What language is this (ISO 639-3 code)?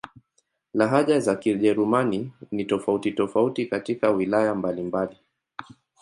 swa